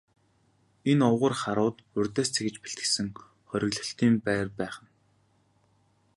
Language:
Mongolian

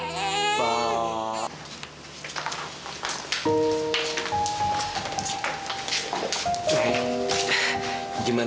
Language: Indonesian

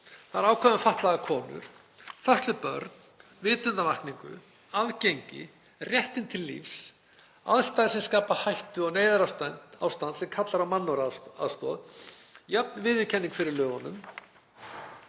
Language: Icelandic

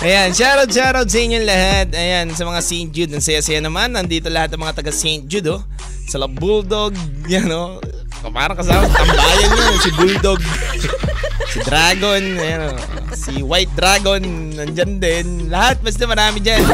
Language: Filipino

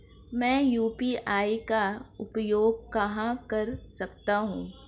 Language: Hindi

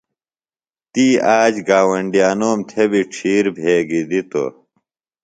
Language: Phalura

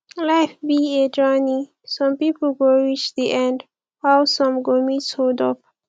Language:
Nigerian Pidgin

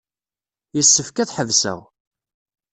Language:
Kabyle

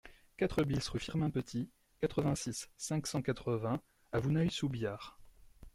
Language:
French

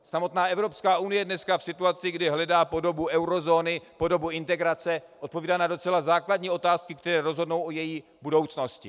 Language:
Czech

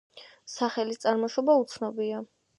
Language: Georgian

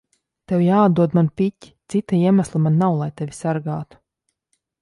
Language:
Latvian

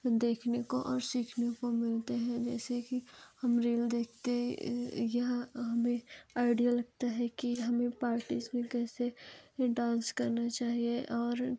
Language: Hindi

